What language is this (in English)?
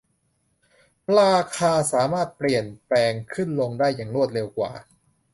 Thai